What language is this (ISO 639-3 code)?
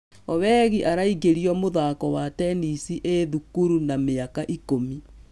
kik